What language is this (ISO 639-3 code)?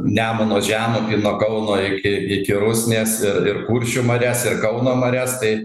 lit